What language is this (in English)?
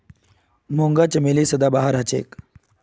Magahi